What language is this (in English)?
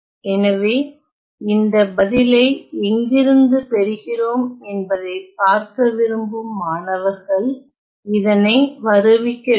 Tamil